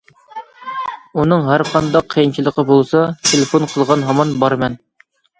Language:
Uyghur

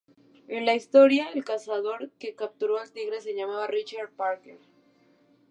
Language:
Spanish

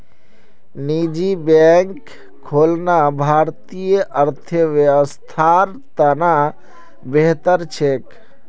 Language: Magahi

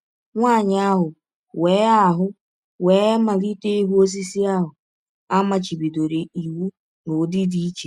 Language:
Igbo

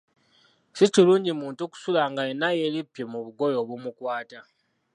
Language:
Ganda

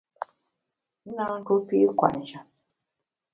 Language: Bamun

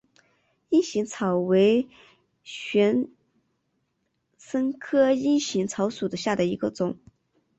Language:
Chinese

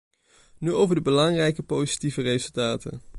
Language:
Dutch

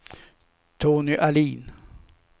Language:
Swedish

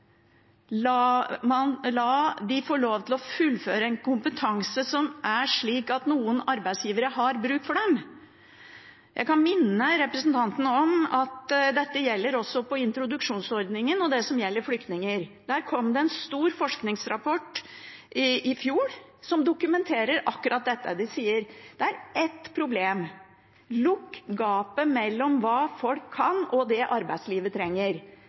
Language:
Norwegian Bokmål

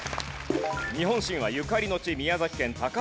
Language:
Japanese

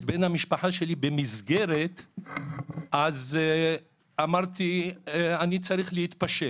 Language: Hebrew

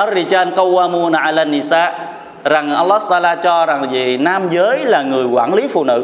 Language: Vietnamese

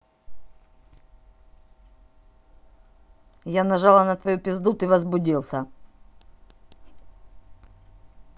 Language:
Russian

